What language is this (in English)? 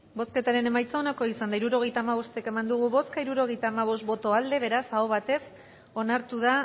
Basque